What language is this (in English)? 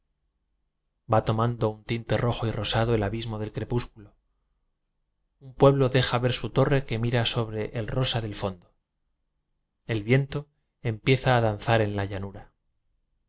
Spanish